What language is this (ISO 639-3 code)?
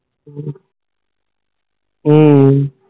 pan